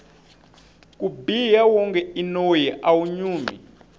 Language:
Tsonga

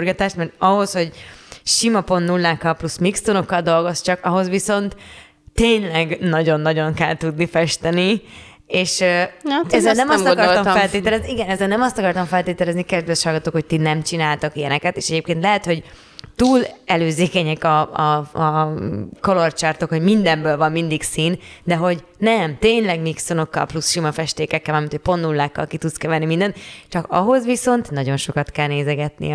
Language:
Hungarian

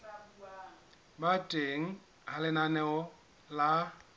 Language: Southern Sotho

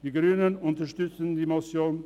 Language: Swiss German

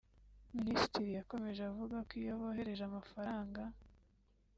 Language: Kinyarwanda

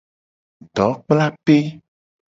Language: Gen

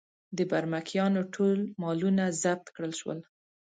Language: Pashto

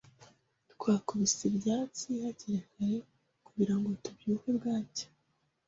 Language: Kinyarwanda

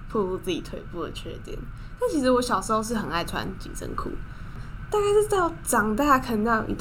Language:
Chinese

